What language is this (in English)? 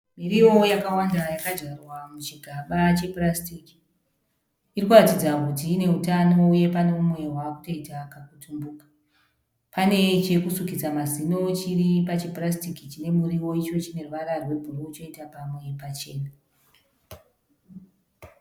Shona